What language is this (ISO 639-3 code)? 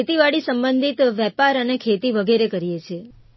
guj